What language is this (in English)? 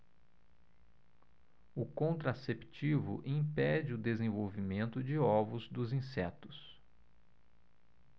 Portuguese